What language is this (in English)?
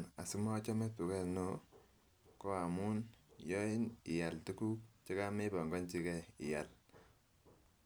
Kalenjin